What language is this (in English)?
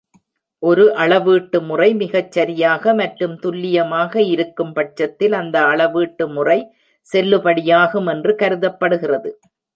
Tamil